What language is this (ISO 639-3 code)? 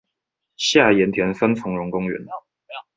zho